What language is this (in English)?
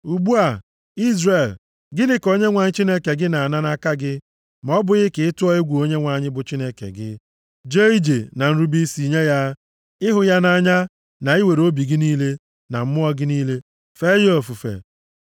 Igbo